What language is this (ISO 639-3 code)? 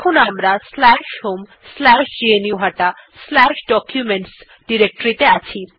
ben